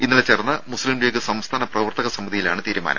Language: Malayalam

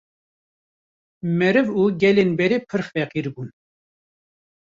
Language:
Kurdish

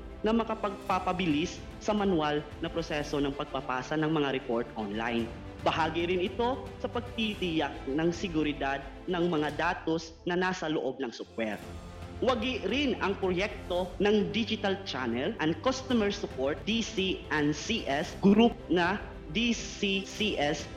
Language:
Filipino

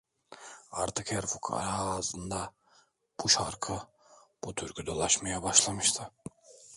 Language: Turkish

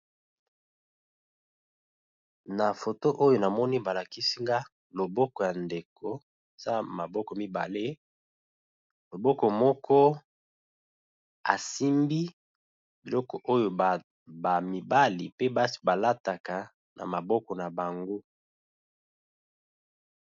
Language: Lingala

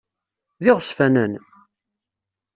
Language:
Kabyle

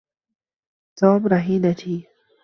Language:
Arabic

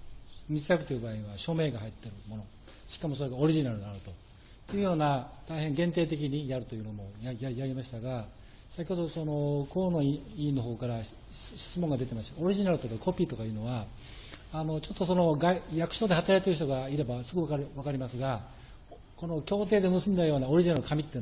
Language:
Japanese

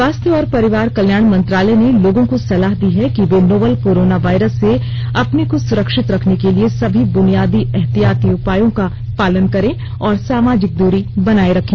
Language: Hindi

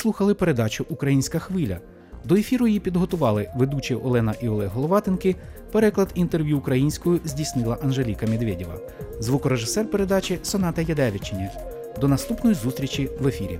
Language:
Ukrainian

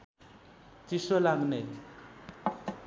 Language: Nepali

